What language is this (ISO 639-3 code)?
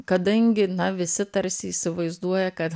lit